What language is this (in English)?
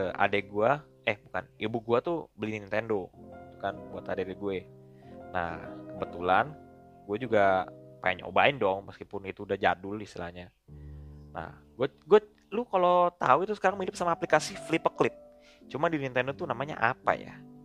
Indonesian